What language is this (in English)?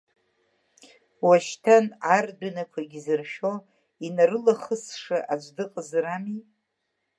Abkhazian